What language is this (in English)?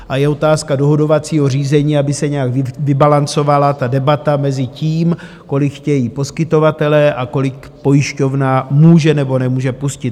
Czech